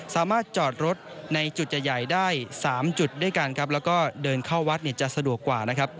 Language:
Thai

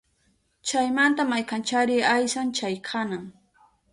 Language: Southern Pastaza Quechua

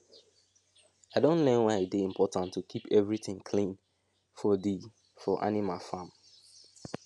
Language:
Nigerian Pidgin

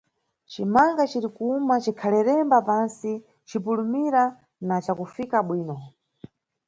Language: Nyungwe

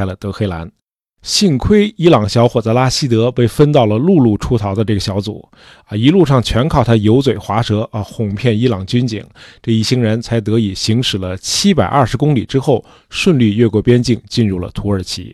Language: Chinese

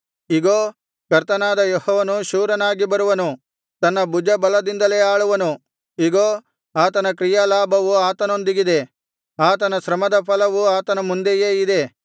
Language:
Kannada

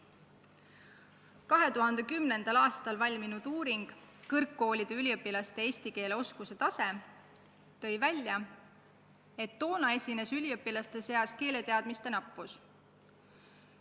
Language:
Estonian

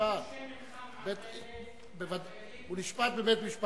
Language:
Hebrew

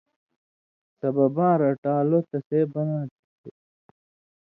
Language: Indus Kohistani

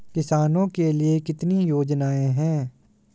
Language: Hindi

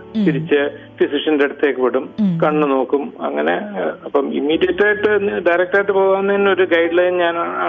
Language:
Greek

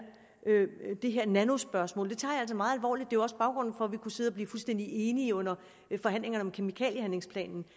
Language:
Danish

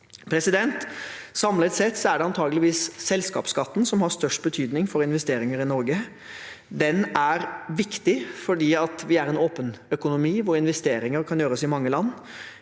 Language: Norwegian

